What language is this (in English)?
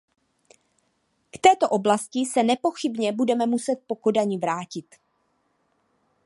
Czech